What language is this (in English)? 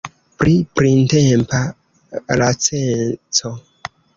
Esperanto